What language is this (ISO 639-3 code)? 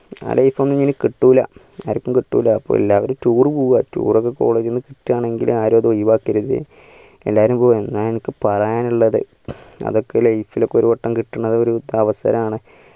mal